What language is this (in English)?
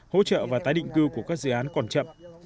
Vietnamese